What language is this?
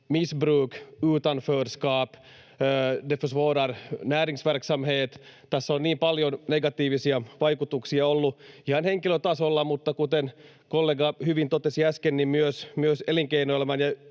Finnish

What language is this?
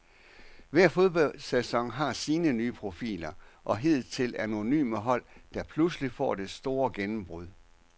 Danish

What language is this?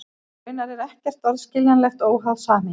Icelandic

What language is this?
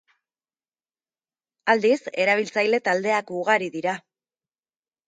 Basque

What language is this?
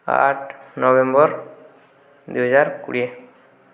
Odia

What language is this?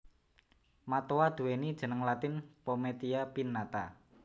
Javanese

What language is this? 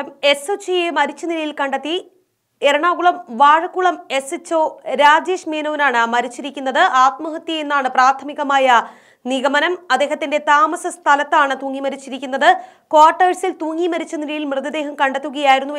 Romanian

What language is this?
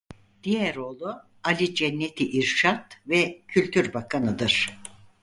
Turkish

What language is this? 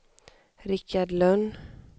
Swedish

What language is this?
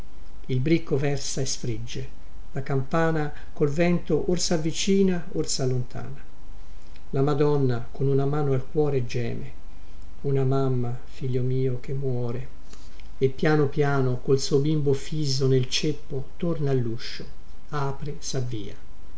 Italian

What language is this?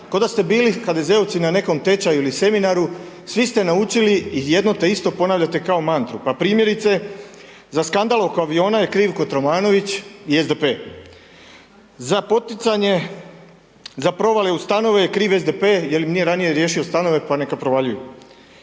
Croatian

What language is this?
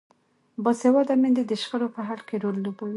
Pashto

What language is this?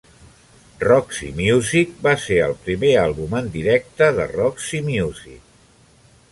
Catalan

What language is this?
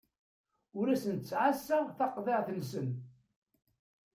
Kabyle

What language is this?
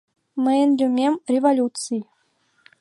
Mari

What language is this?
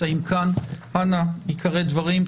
Hebrew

